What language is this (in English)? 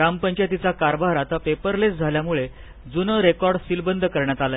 Marathi